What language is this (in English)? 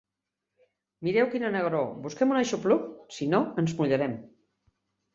Catalan